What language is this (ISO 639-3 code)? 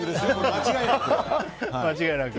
jpn